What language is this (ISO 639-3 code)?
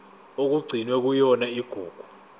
zul